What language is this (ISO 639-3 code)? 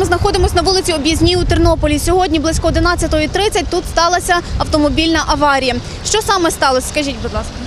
ukr